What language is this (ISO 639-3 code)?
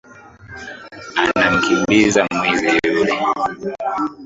swa